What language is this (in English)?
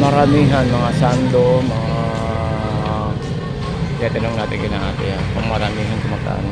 Filipino